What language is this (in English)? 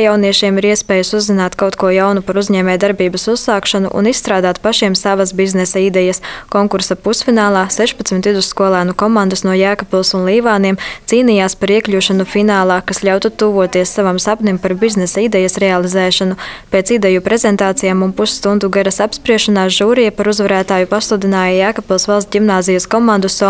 Latvian